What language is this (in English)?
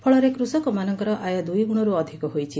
Odia